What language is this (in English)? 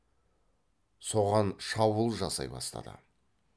Kazakh